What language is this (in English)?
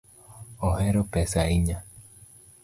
Luo (Kenya and Tanzania)